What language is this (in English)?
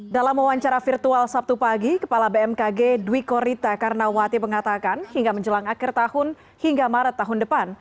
Indonesian